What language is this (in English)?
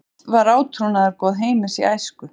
Icelandic